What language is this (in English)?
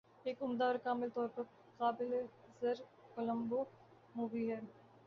Urdu